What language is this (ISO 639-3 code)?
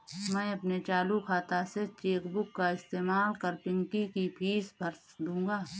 hin